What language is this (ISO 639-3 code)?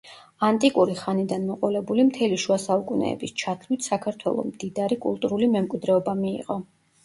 kat